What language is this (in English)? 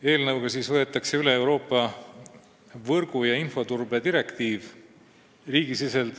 Estonian